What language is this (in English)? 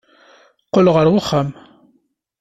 Kabyle